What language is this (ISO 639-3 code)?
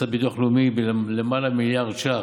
heb